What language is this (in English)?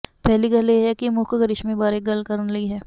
Punjabi